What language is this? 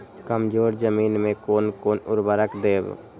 Maithili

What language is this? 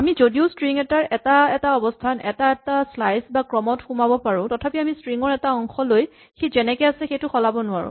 Assamese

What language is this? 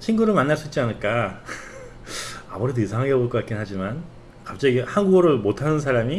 Korean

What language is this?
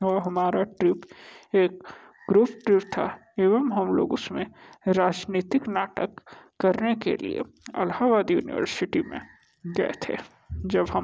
Hindi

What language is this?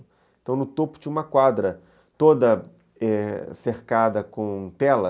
Portuguese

